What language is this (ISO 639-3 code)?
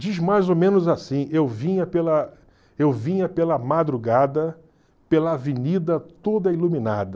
por